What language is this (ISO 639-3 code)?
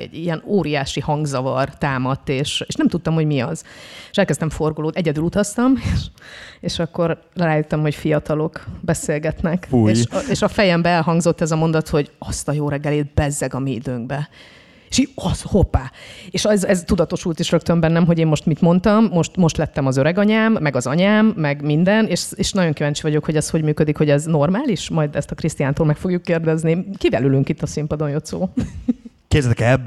hun